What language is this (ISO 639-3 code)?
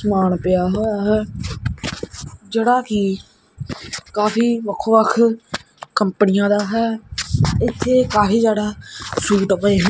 pan